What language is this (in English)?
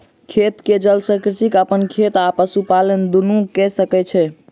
Maithili